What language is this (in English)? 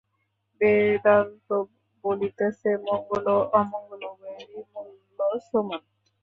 Bangla